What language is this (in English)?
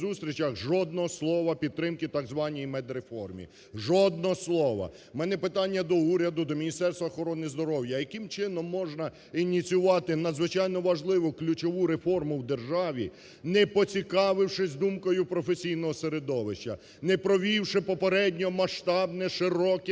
Ukrainian